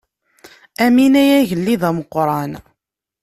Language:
Kabyle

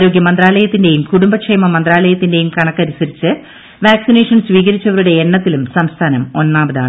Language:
Malayalam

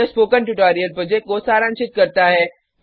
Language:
Hindi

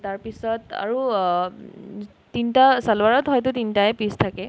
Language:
Assamese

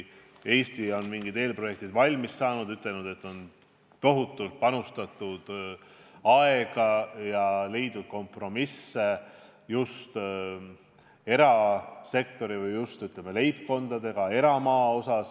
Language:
Estonian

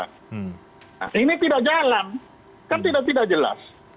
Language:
Indonesian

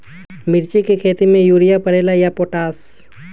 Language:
Magahi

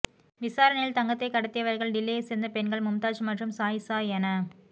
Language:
Tamil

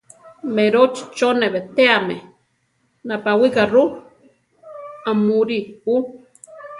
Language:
Central Tarahumara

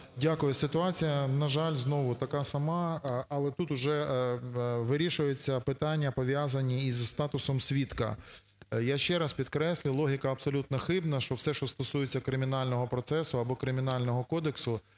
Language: Ukrainian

